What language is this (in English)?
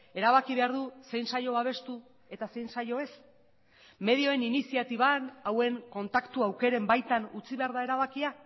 Basque